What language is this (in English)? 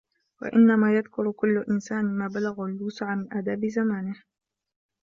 Arabic